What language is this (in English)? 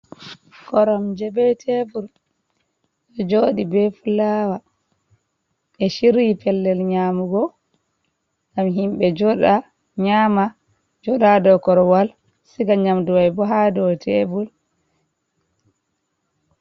Fula